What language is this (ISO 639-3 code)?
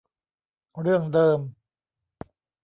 tha